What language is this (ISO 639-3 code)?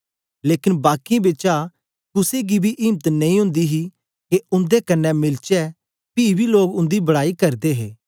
doi